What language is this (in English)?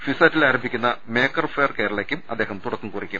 Malayalam